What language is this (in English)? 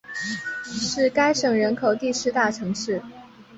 Chinese